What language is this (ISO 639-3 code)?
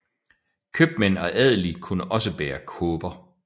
dan